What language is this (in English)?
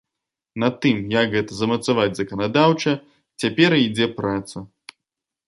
Belarusian